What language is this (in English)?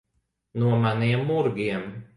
Latvian